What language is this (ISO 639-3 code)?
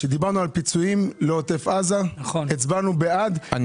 heb